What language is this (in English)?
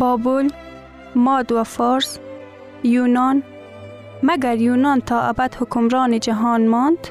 Persian